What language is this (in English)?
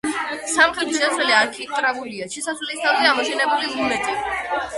Georgian